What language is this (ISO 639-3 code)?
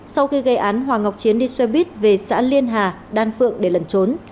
vie